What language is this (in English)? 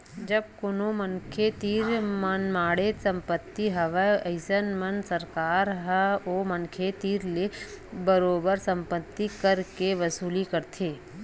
Chhattisgarhi